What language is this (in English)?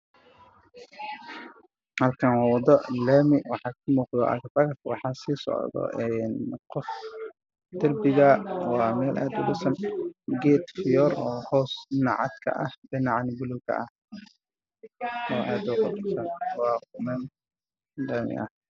Somali